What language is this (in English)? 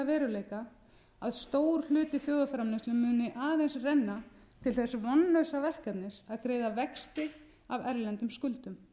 Icelandic